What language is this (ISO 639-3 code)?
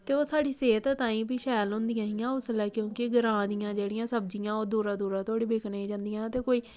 doi